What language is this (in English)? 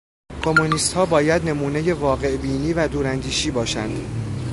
Persian